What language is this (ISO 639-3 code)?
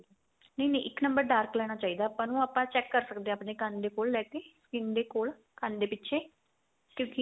pan